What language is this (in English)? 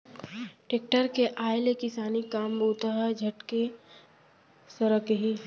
Chhattisgarhi